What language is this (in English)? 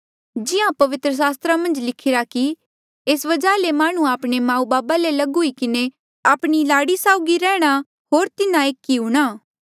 Mandeali